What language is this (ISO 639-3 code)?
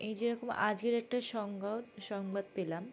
ben